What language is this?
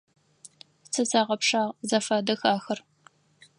Adyghe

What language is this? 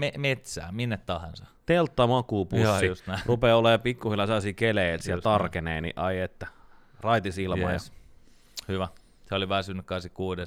Finnish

